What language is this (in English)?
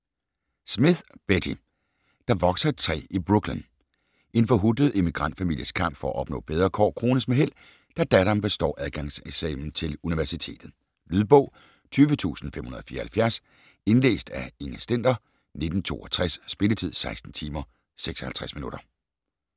Danish